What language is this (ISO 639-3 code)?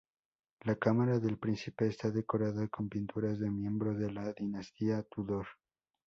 spa